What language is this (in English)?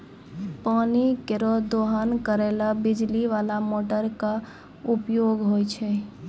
Maithili